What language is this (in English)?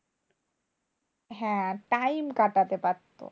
Bangla